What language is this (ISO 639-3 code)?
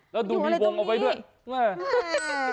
tha